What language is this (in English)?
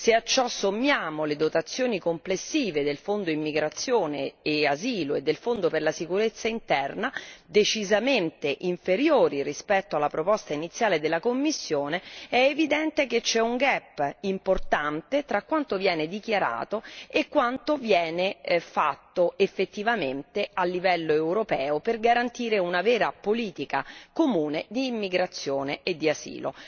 Italian